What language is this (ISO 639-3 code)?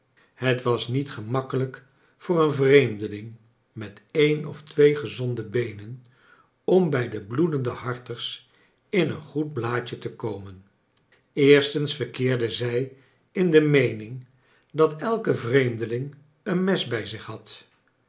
nld